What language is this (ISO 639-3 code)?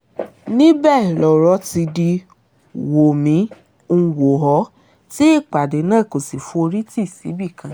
yor